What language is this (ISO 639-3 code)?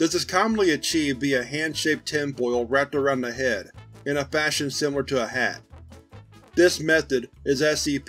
eng